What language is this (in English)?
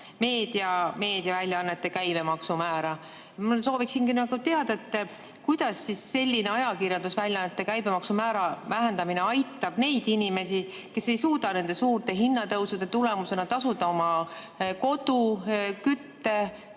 Estonian